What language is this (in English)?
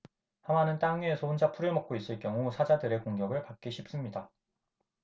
Korean